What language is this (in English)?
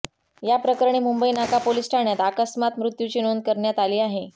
Marathi